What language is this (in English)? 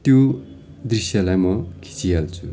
Nepali